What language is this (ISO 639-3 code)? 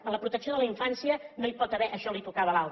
cat